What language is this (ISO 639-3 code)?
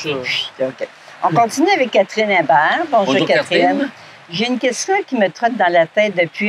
fra